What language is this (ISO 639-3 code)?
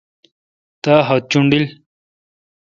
xka